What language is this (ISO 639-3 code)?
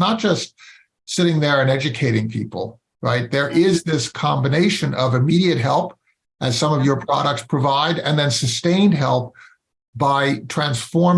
eng